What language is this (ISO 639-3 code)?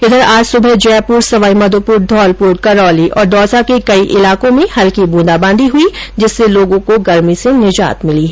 hin